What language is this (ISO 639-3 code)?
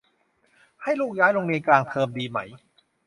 tha